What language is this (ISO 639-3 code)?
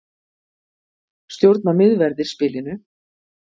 isl